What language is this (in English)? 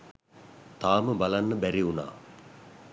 Sinhala